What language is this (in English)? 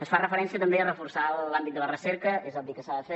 Catalan